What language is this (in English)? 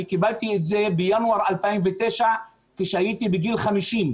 Hebrew